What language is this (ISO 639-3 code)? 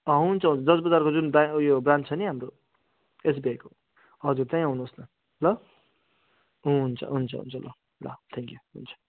nep